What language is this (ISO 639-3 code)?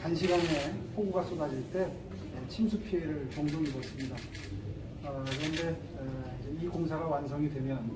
kor